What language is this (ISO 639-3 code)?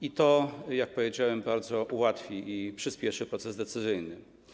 pol